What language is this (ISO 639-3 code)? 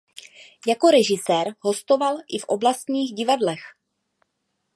ces